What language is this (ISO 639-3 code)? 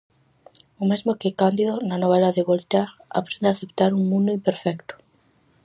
glg